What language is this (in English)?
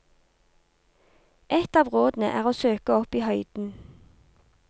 Norwegian